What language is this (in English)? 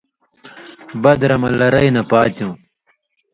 Indus Kohistani